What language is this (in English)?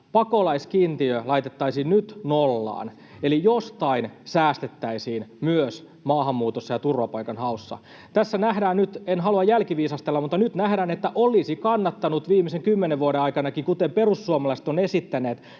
Finnish